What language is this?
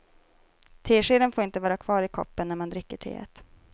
Swedish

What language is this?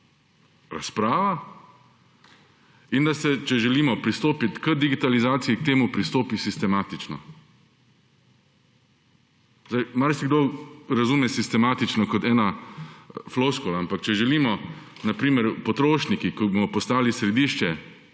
Slovenian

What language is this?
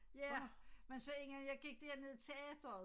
Danish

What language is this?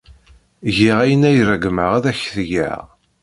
Kabyle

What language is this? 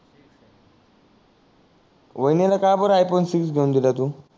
Marathi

